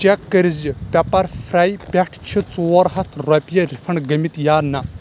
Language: Kashmiri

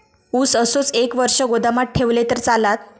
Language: Marathi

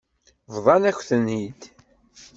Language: Kabyle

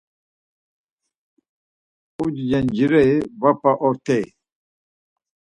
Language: Laz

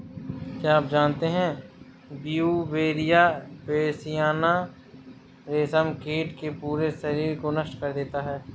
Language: Hindi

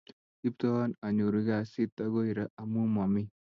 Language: Kalenjin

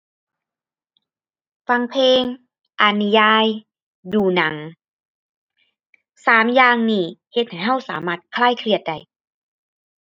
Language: Thai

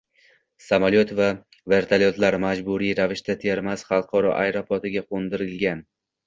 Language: Uzbek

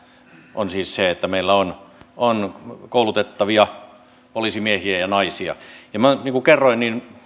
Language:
Finnish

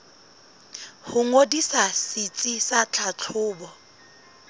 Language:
Southern Sotho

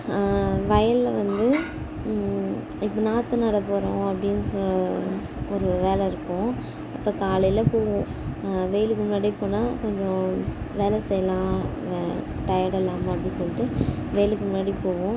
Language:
Tamil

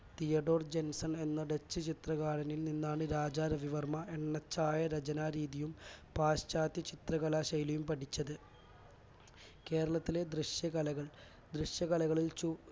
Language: Malayalam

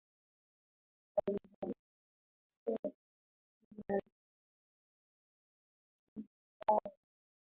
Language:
Swahili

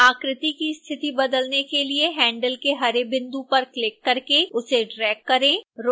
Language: Hindi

